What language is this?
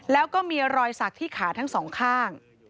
Thai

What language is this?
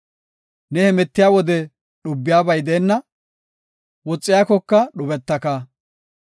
Gofa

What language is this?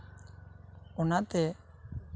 Santali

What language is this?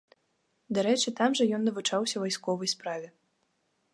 Belarusian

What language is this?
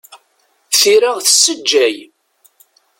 Kabyle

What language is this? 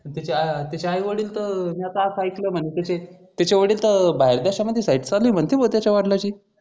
Marathi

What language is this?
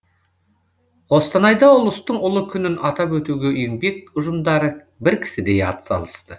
Kazakh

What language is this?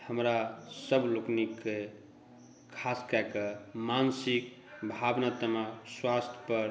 Maithili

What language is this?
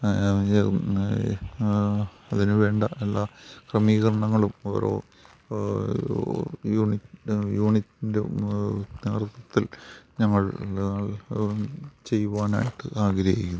Malayalam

